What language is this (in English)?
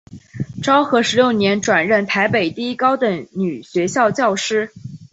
Chinese